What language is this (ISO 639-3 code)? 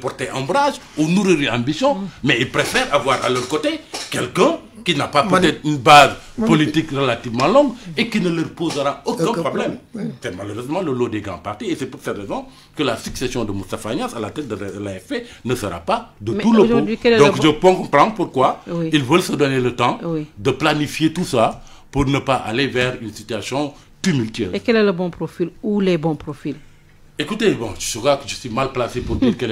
fra